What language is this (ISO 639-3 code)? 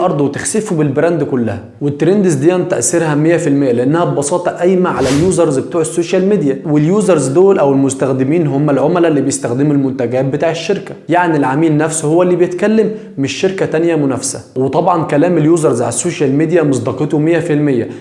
ara